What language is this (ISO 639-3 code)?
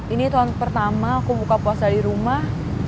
ind